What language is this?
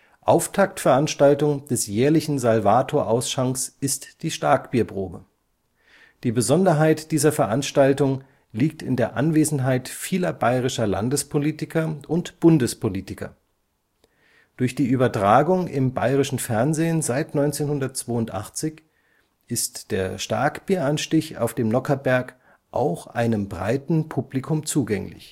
German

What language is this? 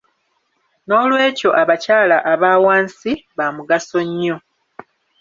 Ganda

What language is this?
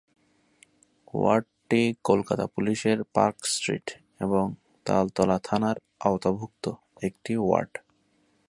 Bangla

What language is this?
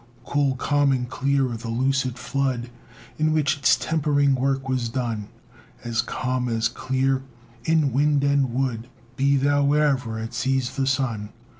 English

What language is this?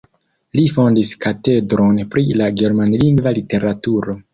Esperanto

